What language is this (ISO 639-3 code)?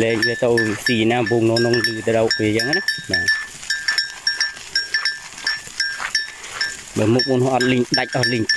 vie